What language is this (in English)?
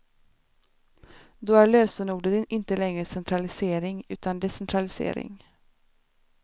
Swedish